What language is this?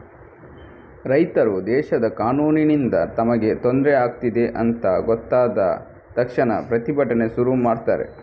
Kannada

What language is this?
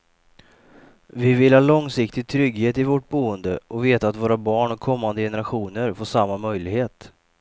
Swedish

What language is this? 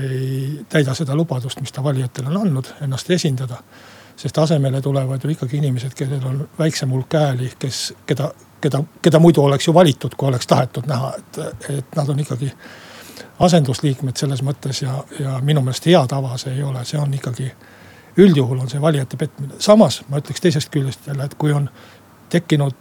Finnish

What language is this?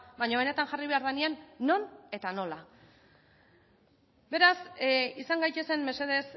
Basque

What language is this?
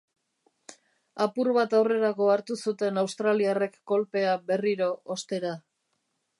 Basque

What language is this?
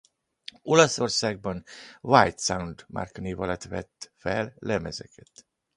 Hungarian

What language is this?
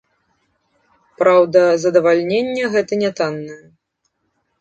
Belarusian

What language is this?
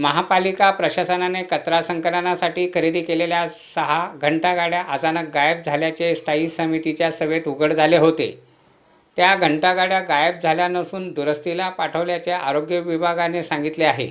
Marathi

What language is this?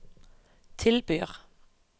Norwegian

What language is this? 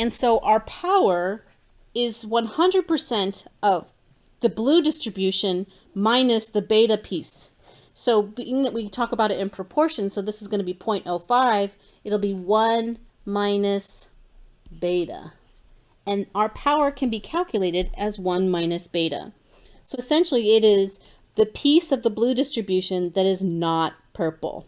English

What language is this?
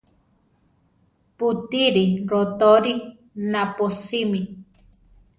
Central Tarahumara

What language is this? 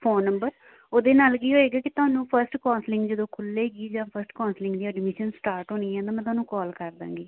Punjabi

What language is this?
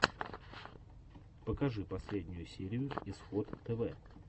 Russian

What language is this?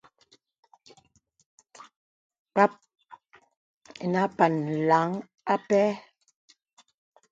Bebele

